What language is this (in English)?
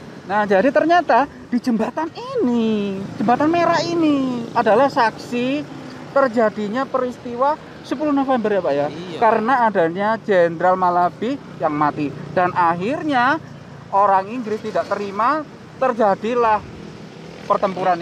Indonesian